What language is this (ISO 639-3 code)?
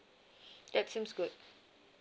eng